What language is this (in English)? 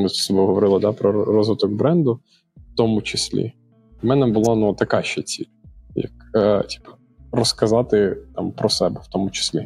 Ukrainian